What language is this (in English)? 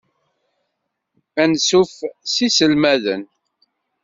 Kabyle